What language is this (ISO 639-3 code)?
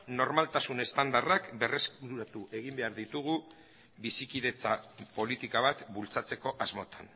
eus